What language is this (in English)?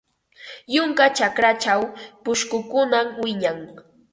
Ambo-Pasco Quechua